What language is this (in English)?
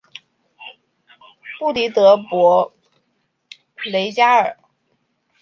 Chinese